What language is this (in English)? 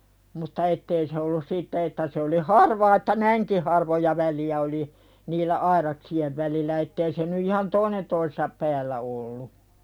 Finnish